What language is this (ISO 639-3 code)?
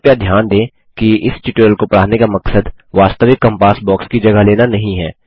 hin